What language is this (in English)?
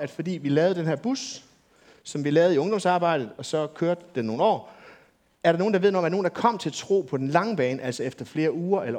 Danish